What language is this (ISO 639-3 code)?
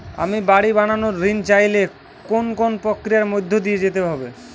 ben